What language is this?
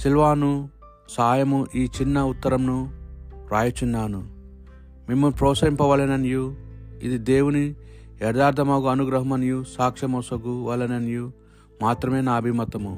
Telugu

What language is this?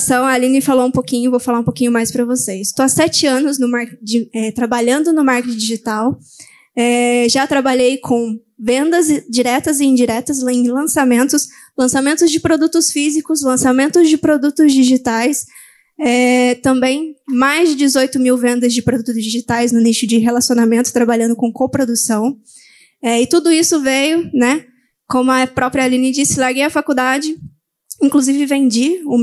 Portuguese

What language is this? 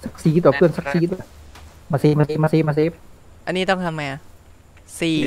Thai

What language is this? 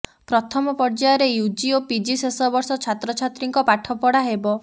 Odia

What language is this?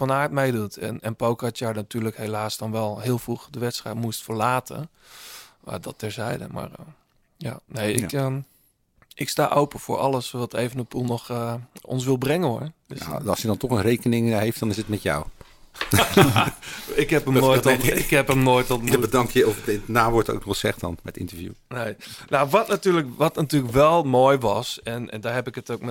Dutch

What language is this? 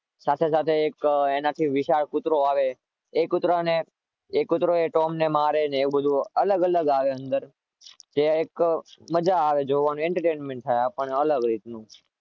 Gujarati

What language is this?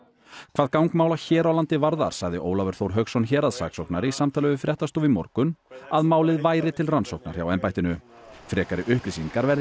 Icelandic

